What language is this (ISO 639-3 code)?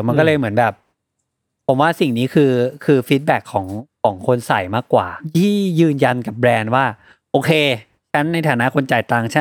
tha